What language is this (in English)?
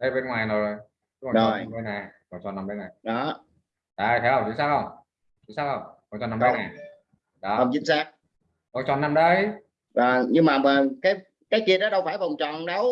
Vietnamese